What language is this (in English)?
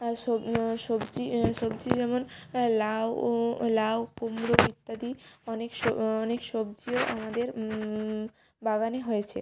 Bangla